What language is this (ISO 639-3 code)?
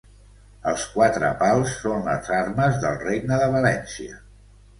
cat